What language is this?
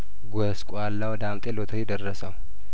Amharic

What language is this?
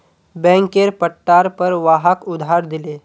Magahi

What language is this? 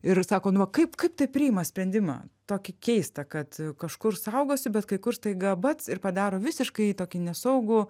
Lithuanian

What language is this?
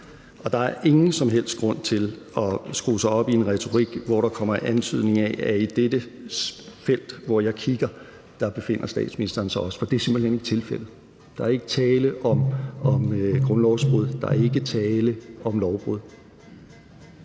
Danish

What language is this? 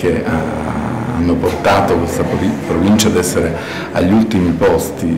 Italian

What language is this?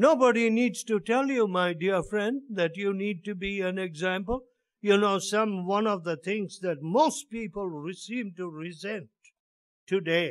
English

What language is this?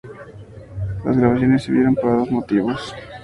Spanish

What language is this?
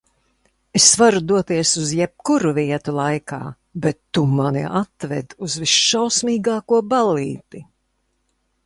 Latvian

